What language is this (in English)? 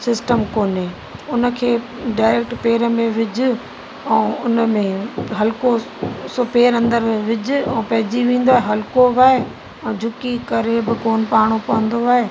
Sindhi